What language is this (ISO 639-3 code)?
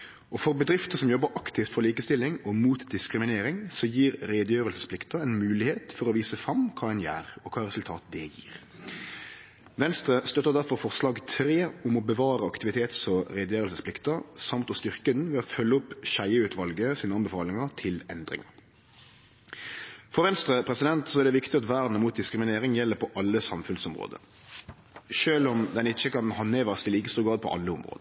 nno